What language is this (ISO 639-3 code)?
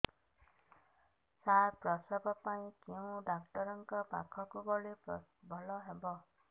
ori